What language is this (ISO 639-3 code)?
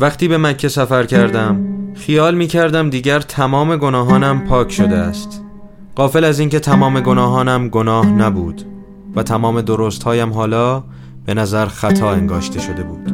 fas